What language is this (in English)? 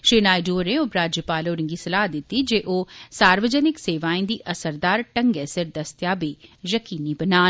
Dogri